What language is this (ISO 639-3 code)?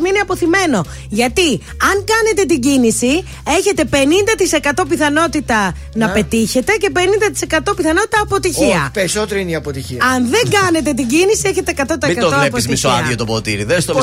ell